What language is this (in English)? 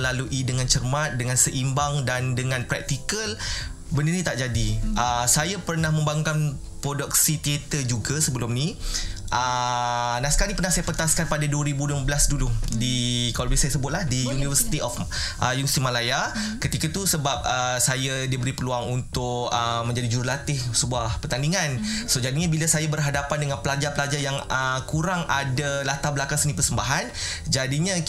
Malay